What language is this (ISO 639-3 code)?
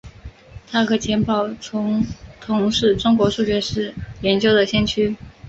zho